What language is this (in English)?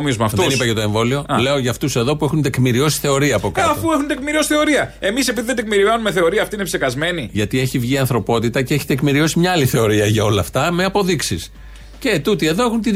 Greek